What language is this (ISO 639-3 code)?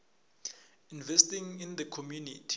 nbl